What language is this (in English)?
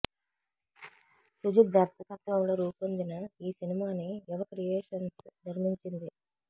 Telugu